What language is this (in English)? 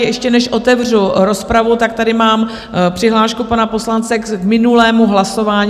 Czech